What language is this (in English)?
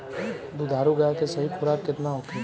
Bhojpuri